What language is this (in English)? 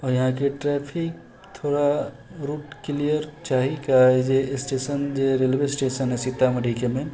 Maithili